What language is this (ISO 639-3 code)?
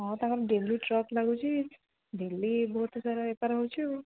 ori